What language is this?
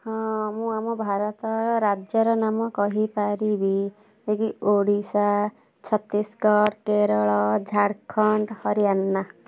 Odia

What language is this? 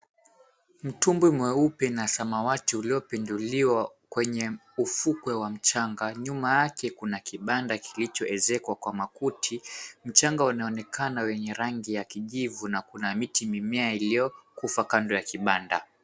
Swahili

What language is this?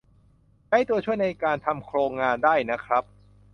Thai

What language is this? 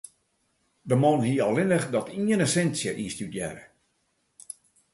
Western Frisian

